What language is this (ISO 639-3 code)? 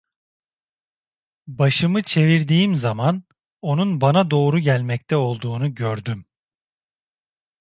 tur